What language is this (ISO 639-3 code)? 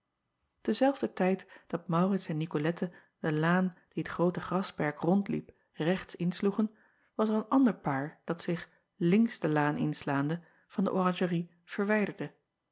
nld